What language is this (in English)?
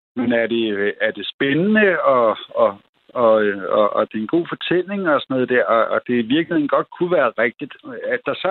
Danish